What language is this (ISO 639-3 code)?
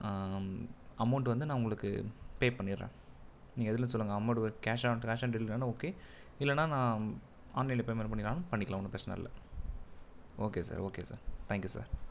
tam